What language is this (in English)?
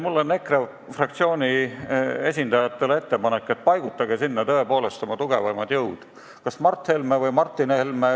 Estonian